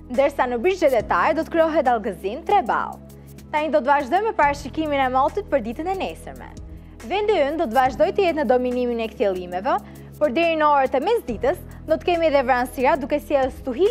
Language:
Romanian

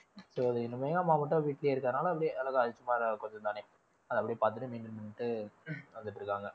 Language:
Tamil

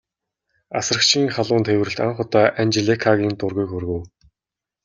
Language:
Mongolian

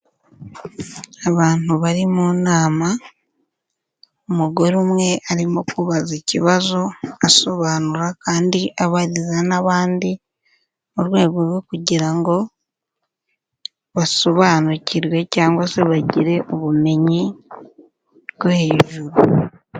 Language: Kinyarwanda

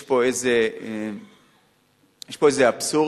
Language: Hebrew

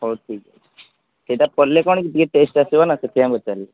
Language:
Odia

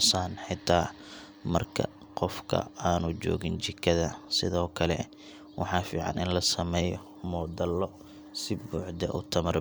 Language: Somali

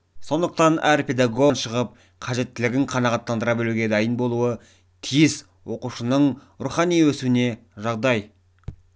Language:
Kazakh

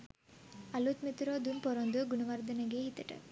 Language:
Sinhala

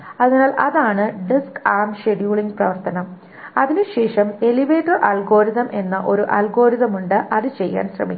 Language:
Malayalam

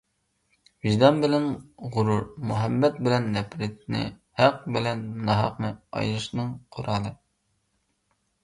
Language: Uyghur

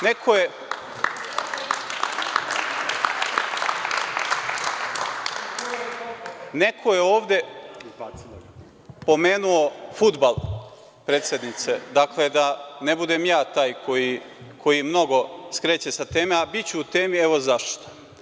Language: Serbian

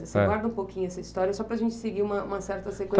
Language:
Portuguese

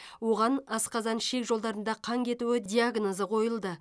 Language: Kazakh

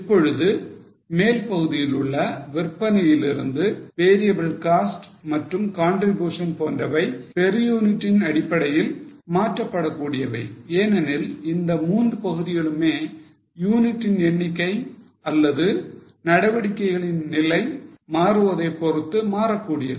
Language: Tamil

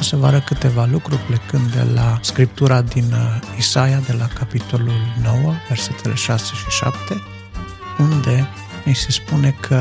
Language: Romanian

